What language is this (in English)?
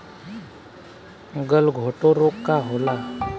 Bhojpuri